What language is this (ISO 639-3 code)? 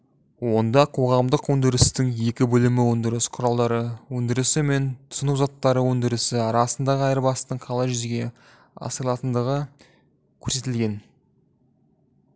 kaz